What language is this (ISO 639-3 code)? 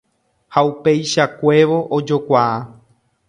grn